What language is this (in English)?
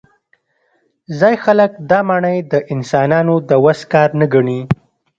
Pashto